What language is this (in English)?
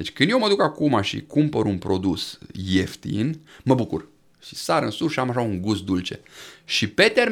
Romanian